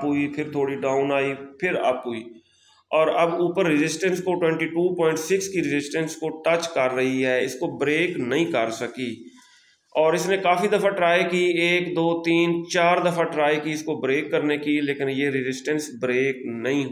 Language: Hindi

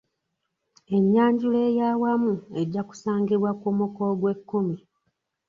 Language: Ganda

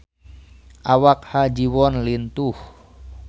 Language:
Sundanese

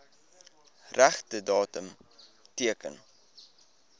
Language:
Afrikaans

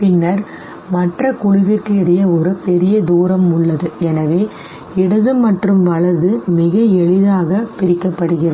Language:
Tamil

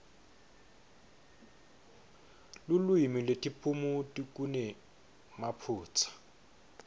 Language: Swati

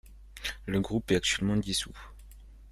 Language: French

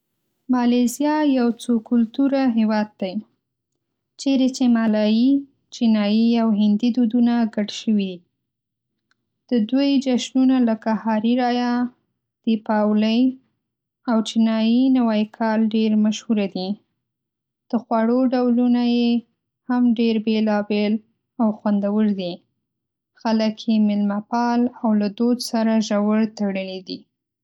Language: Pashto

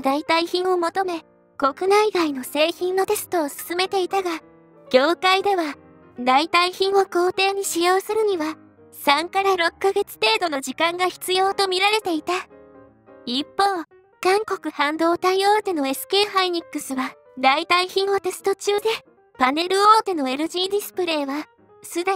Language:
Japanese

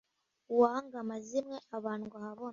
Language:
Kinyarwanda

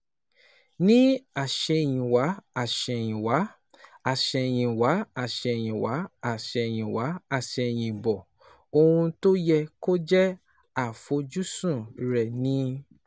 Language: Yoruba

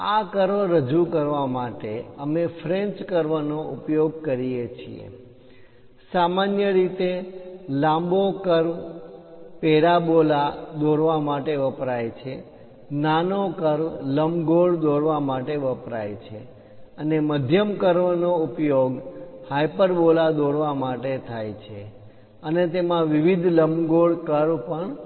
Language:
Gujarati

